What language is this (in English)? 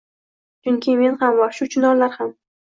Uzbek